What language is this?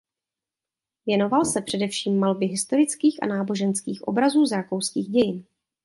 Czech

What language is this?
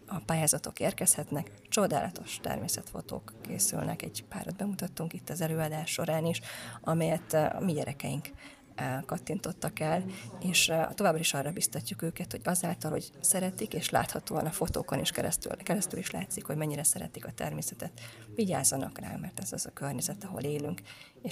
Hungarian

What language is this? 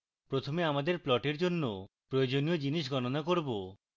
Bangla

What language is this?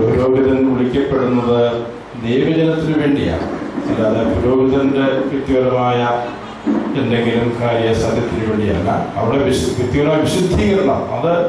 Malayalam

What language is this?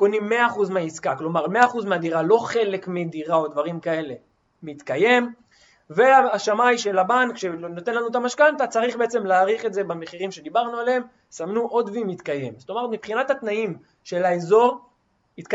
Hebrew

